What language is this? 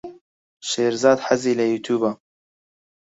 Central Kurdish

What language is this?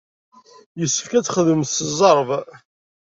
Kabyle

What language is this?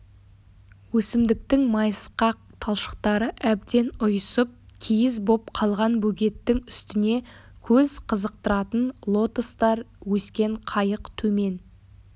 Kazakh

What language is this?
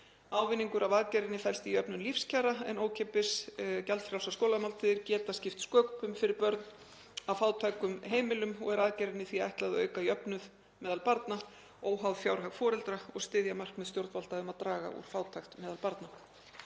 Icelandic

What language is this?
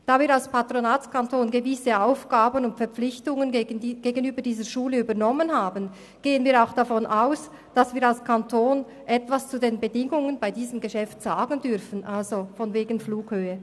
Swiss German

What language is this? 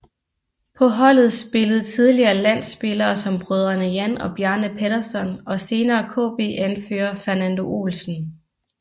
Danish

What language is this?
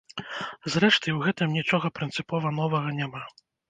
Belarusian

